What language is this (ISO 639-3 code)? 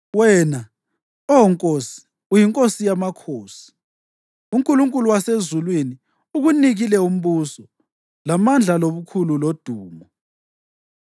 nde